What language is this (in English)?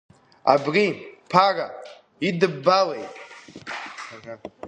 Abkhazian